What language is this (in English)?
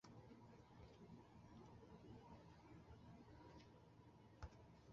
Bangla